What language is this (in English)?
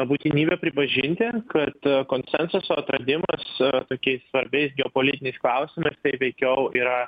Lithuanian